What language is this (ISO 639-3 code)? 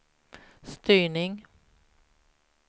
swe